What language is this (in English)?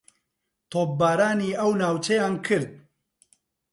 Central Kurdish